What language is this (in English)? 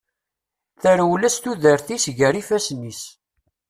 Kabyle